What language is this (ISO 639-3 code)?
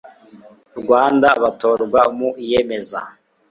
kin